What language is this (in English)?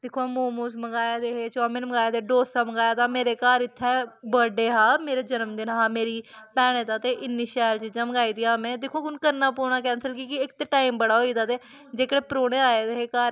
Dogri